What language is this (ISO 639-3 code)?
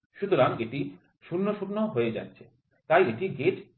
ben